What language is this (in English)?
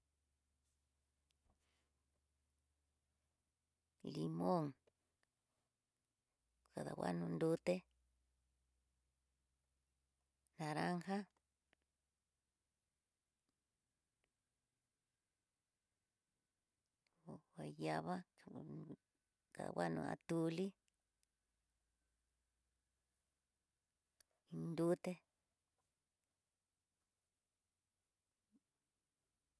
Tidaá Mixtec